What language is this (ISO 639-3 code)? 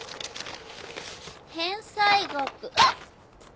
jpn